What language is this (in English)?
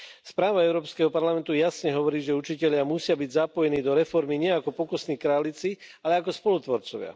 Slovak